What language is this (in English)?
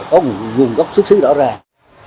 Vietnamese